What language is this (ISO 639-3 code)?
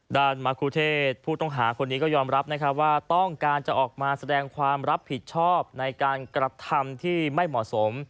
tha